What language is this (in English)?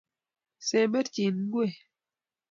Kalenjin